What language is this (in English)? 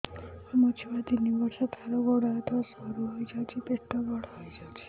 Odia